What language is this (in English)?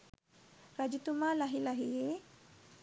Sinhala